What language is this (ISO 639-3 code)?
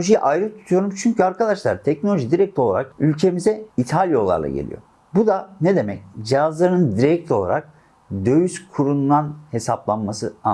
tur